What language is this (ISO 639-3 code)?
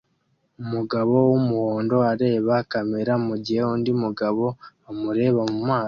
kin